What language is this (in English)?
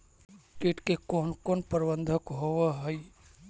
Magahi